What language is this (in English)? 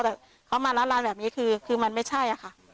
Thai